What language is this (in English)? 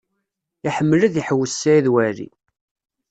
Kabyle